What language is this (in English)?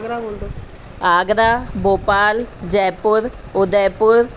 Sindhi